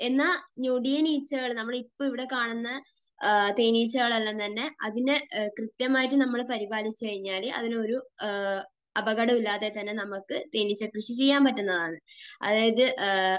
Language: Malayalam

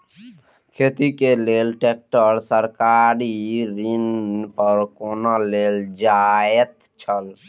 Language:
Maithili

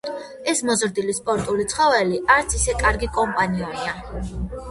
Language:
Georgian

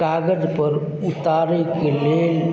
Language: Maithili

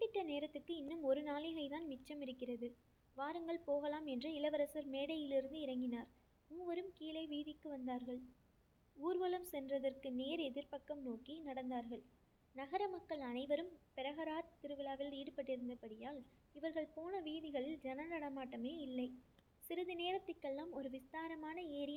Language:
Tamil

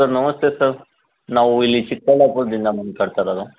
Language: Kannada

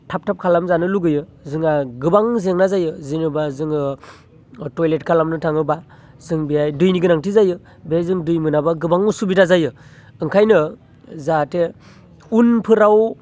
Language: Bodo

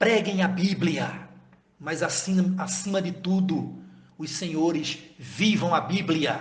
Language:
Portuguese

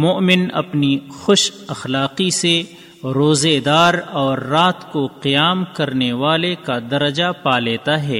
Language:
Urdu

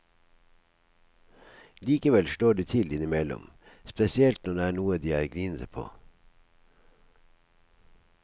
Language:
Norwegian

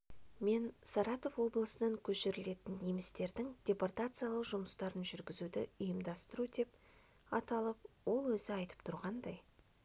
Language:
Kazakh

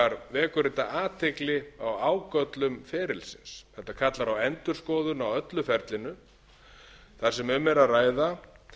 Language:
Icelandic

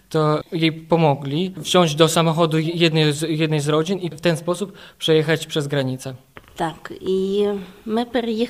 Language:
Polish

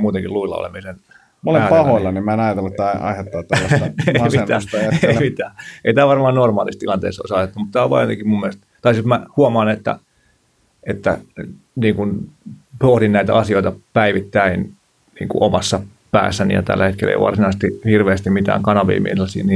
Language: Finnish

